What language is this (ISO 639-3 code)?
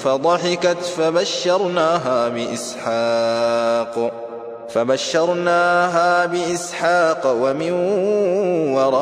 ara